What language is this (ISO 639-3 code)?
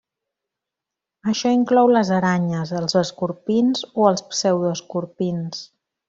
cat